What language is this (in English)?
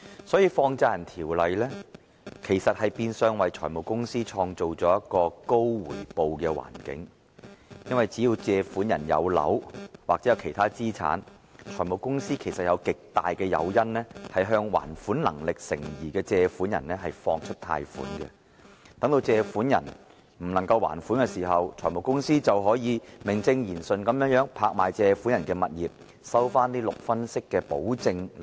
Cantonese